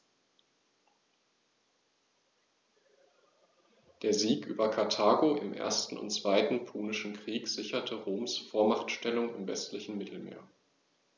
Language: German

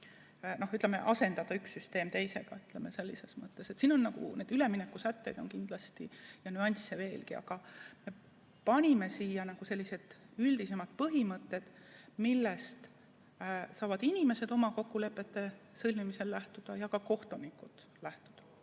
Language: Estonian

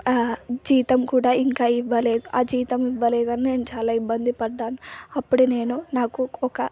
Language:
Telugu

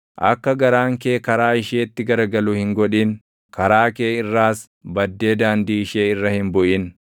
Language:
Oromo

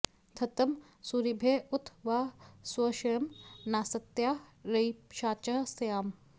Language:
Sanskrit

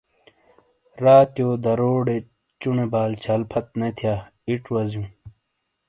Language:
Shina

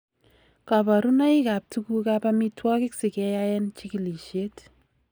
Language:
Kalenjin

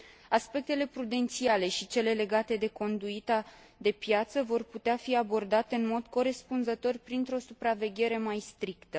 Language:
Romanian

